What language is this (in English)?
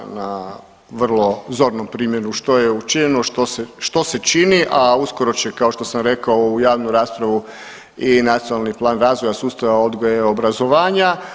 Croatian